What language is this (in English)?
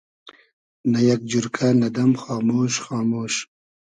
Hazaragi